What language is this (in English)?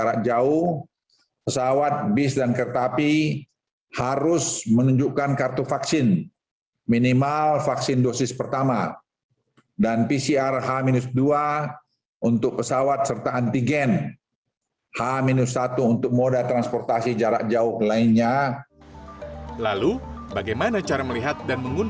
Indonesian